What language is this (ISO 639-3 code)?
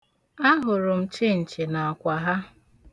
ibo